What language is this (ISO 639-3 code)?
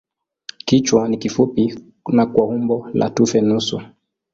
swa